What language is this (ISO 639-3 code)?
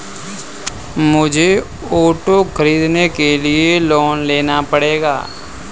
hin